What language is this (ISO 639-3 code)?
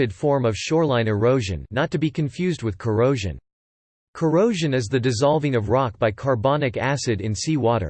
eng